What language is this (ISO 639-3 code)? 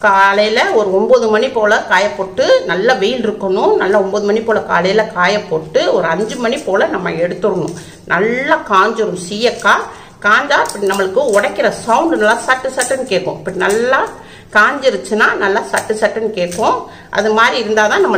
ara